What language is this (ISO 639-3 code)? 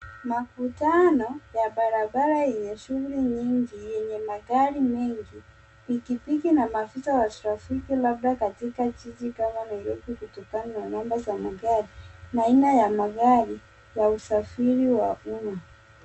swa